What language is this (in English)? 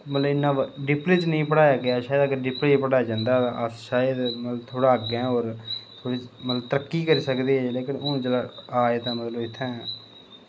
Dogri